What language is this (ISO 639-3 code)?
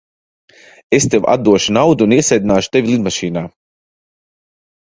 lav